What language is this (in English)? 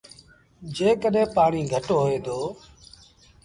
Sindhi Bhil